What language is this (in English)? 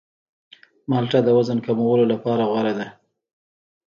Pashto